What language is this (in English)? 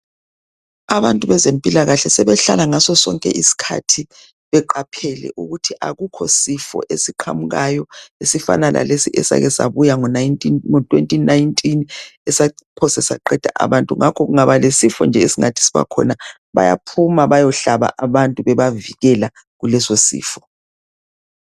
North Ndebele